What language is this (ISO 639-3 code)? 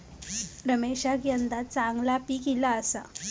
mar